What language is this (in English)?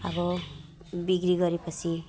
Nepali